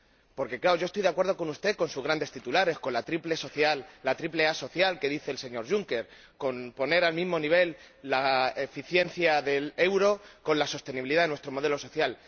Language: Spanish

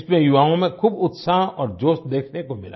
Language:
Hindi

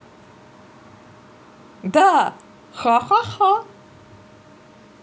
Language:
Russian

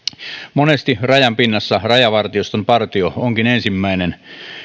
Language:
Finnish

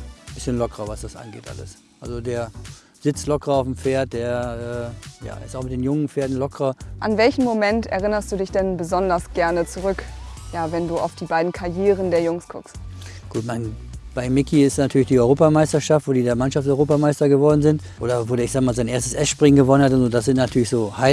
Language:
German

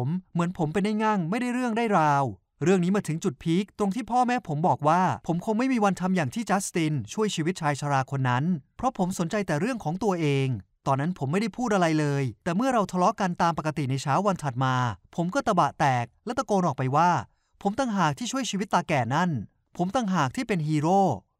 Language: Thai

